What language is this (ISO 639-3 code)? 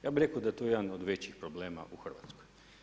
hrv